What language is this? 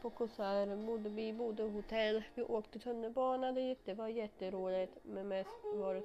Swedish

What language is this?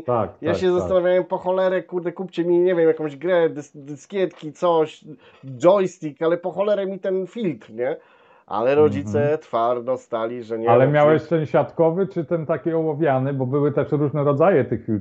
Polish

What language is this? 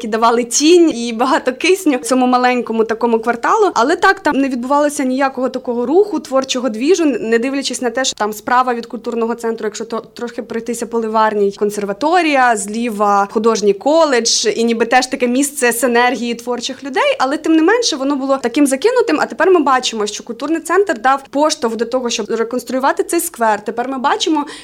Ukrainian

